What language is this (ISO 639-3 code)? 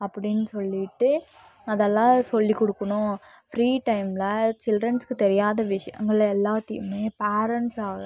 tam